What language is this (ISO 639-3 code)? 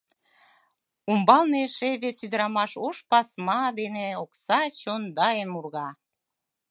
chm